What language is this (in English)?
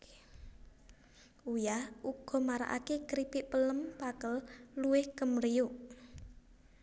Javanese